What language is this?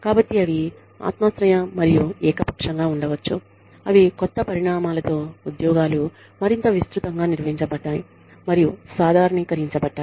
Telugu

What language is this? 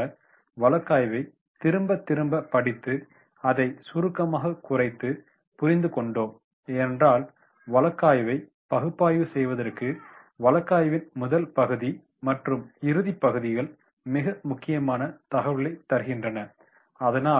Tamil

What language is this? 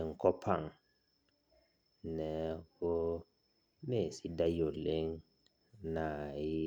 Masai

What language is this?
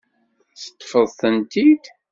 Kabyle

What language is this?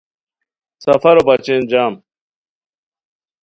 Khowar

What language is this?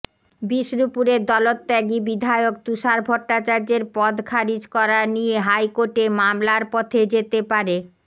Bangla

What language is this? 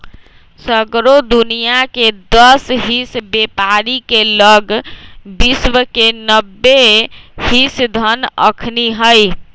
Magahi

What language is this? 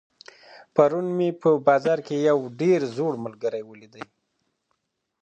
Pashto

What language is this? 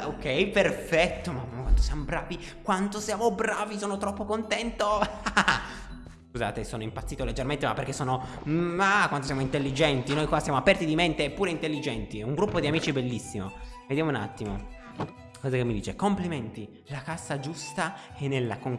Italian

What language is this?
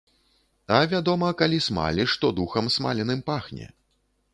Belarusian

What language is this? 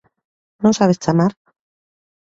Galician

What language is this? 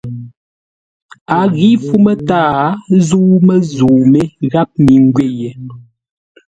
Ngombale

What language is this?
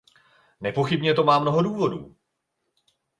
Czech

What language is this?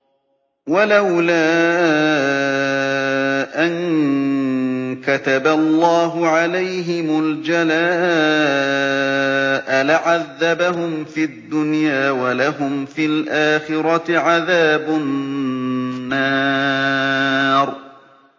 Arabic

